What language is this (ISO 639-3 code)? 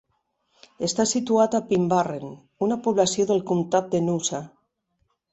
cat